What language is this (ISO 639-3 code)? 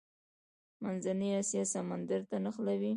pus